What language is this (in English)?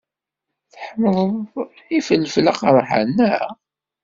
Kabyle